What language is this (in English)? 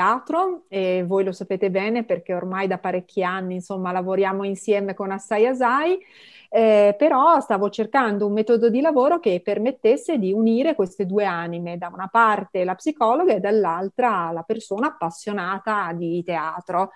Italian